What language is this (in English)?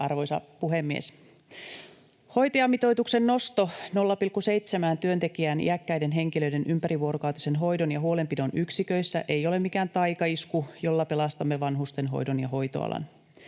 Finnish